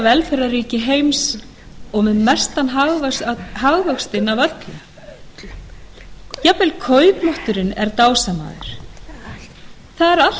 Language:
Icelandic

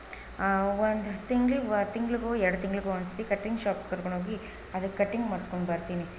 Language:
Kannada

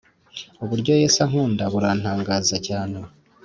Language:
Kinyarwanda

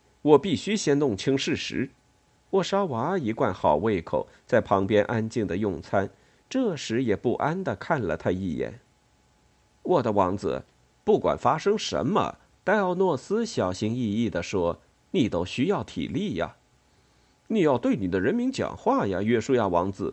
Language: Chinese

